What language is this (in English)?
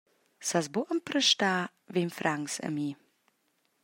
Romansh